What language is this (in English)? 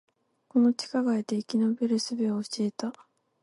Japanese